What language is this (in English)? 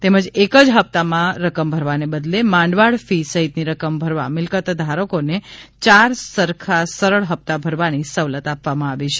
Gujarati